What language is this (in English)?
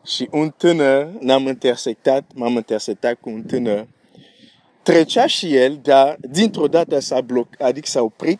Romanian